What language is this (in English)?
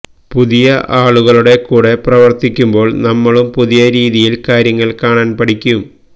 Malayalam